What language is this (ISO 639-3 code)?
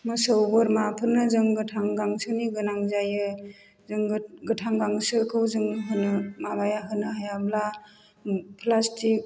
brx